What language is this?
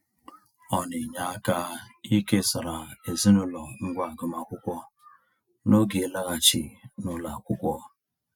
Igbo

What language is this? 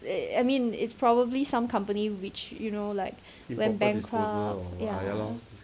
English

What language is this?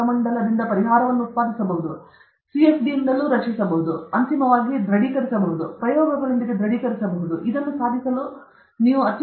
Kannada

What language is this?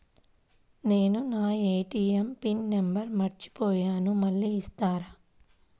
Telugu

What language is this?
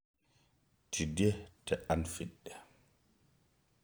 Masai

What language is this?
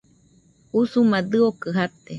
Nüpode Huitoto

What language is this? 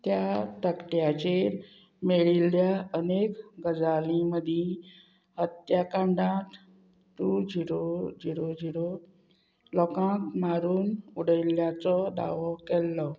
Konkani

